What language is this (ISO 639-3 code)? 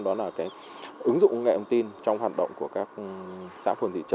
vie